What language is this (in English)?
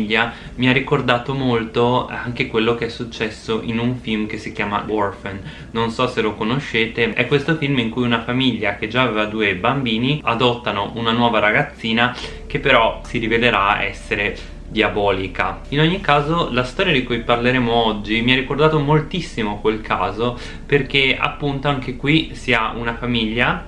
Italian